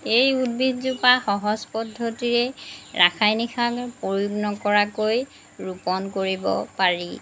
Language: Assamese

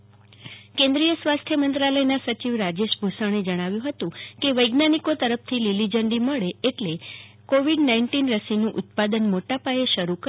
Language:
Gujarati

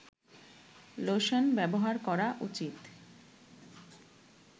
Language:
Bangla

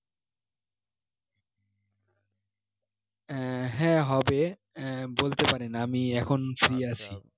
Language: Bangla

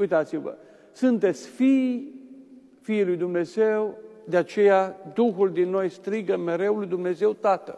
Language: Romanian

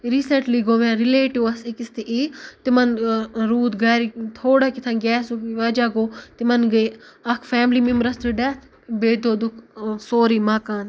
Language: Kashmiri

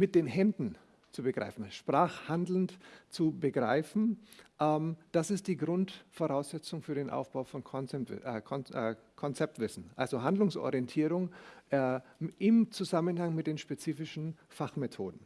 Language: German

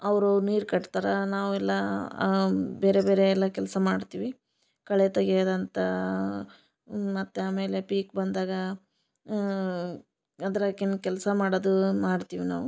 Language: Kannada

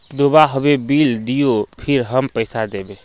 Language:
Magahi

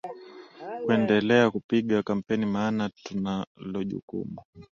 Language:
Swahili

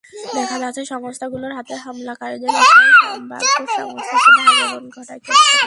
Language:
Bangla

